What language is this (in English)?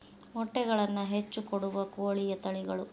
Kannada